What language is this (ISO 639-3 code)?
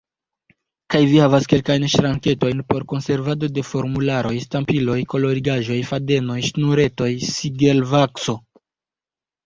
epo